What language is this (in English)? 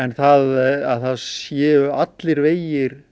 Icelandic